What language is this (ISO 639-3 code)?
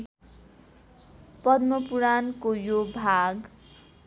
nep